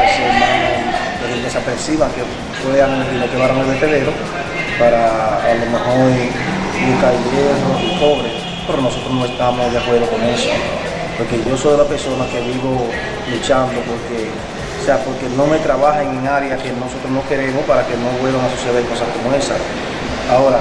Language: Spanish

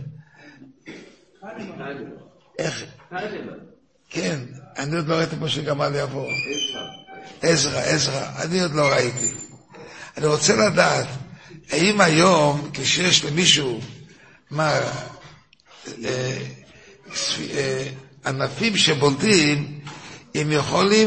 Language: Hebrew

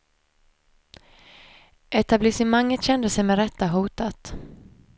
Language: Swedish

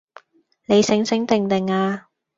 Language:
Cantonese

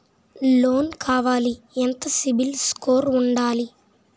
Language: Telugu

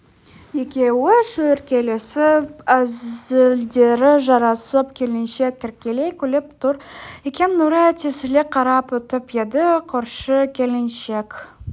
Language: Kazakh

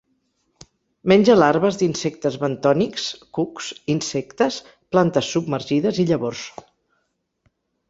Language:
Catalan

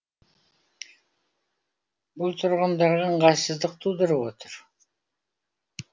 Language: Kazakh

